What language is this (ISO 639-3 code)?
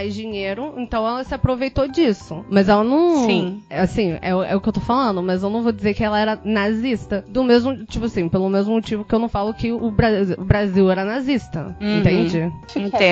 por